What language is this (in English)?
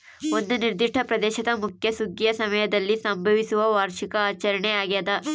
Kannada